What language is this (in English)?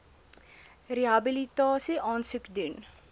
Afrikaans